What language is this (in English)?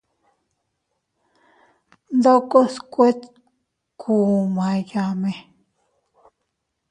Teutila Cuicatec